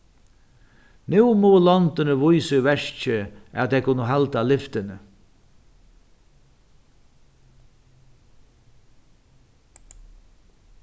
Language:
Faroese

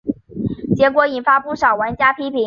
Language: Chinese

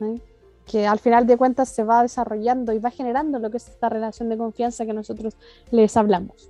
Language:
Spanish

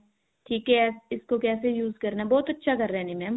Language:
Punjabi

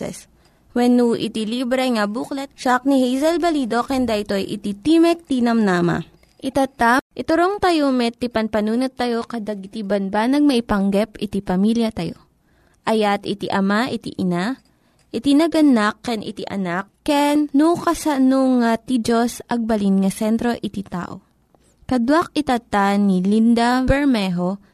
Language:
Filipino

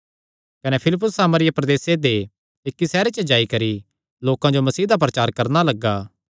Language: Kangri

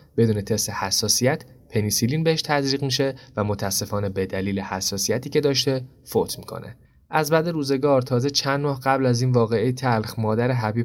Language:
Persian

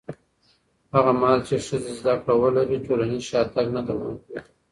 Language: Pashto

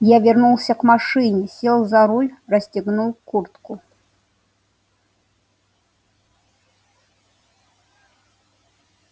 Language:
Russian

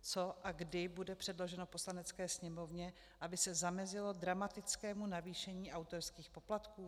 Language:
Czech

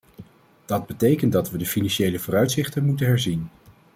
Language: Dutch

